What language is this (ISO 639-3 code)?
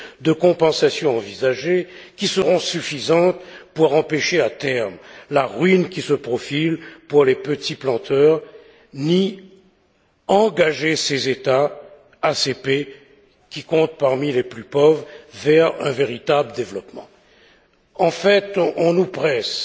fra